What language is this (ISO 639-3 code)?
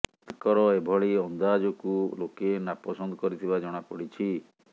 ori